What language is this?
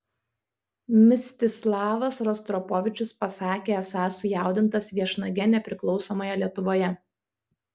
Lithuanian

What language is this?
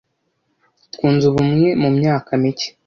Kinyarwanda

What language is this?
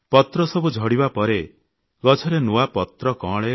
Odia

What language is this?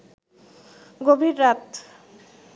Bangla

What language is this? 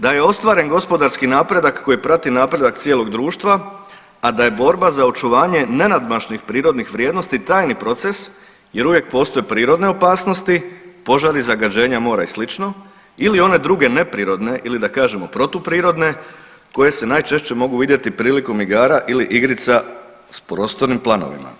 Croatian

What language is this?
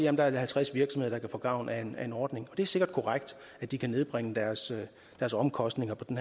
Danish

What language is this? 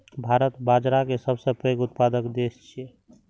Maithili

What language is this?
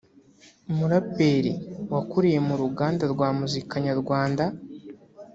Kinyarwanda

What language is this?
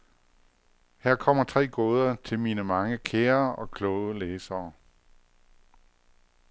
Danish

